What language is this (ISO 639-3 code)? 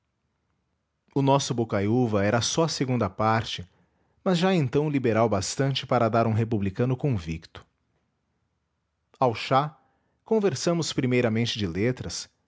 por